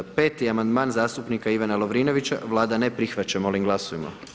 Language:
Croatian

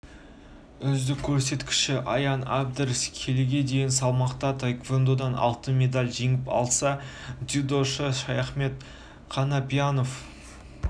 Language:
Kazakh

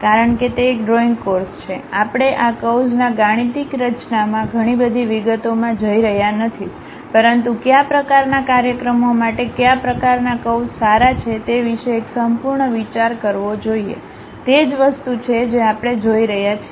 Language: Gujarati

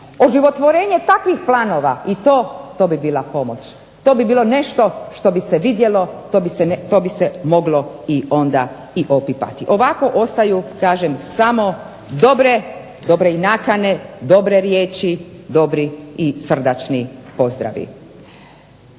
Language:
Croatian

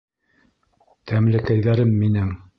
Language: Bashkir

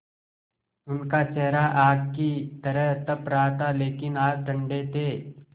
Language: Hindi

